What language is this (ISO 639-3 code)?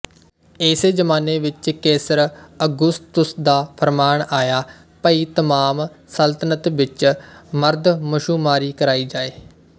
pan